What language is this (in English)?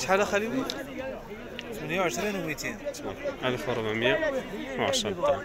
Arabic